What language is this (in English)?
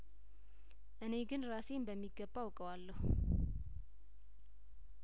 Amharic